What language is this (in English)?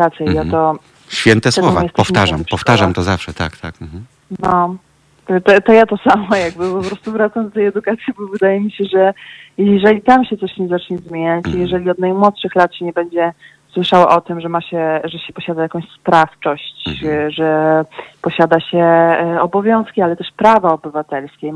Polish